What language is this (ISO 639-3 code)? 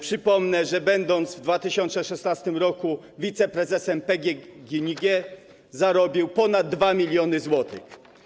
pol